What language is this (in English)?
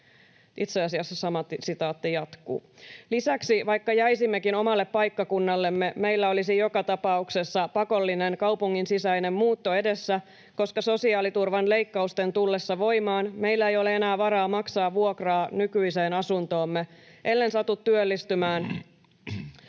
Finnish